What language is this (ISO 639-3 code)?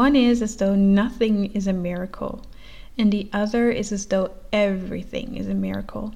nld